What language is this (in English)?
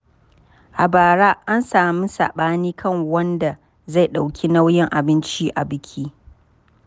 Hausa